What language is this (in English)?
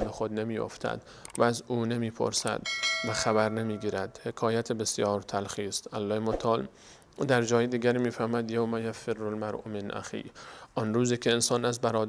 Persian